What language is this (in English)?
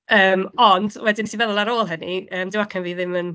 Welsh